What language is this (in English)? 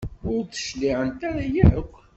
Kabyle